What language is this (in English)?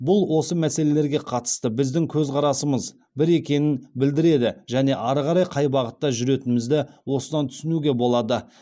Kazakh